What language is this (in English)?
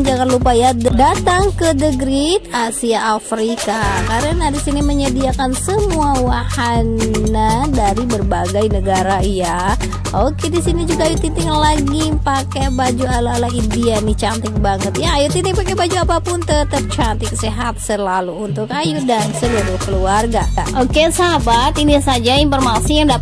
Indonesian